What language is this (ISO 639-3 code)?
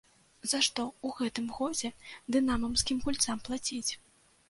bel